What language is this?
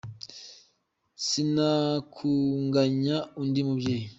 Kinyarwanda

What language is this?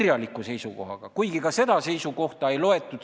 Estonian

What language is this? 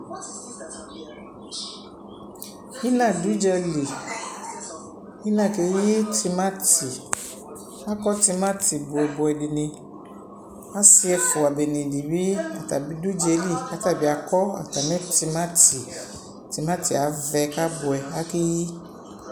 Ikposo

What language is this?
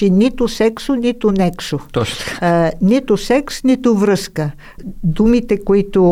Bulgarian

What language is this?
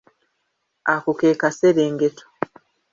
Ganda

